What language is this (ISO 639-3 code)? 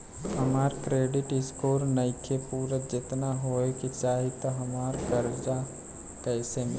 bho